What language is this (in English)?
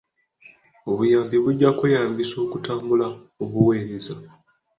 Ganda